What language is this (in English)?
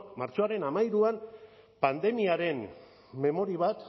Basque